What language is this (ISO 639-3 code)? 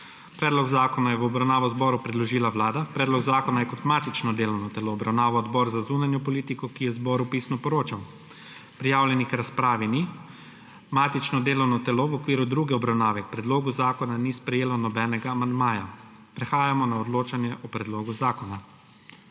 slv